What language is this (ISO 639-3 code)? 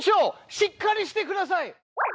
jpn